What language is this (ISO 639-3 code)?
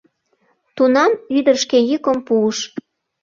chm